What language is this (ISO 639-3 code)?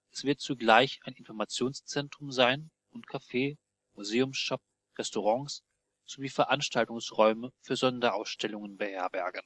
deu